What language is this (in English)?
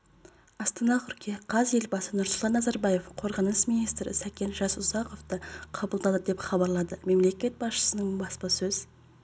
Kazakh